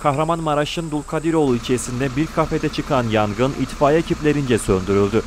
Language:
Turkish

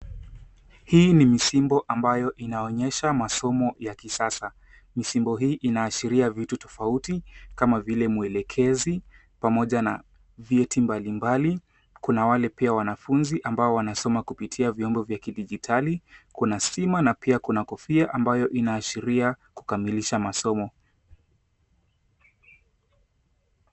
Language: Swahili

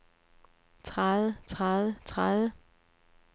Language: Danish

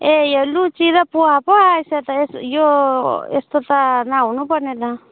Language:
Nepali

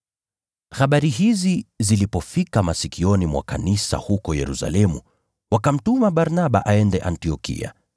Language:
Swahili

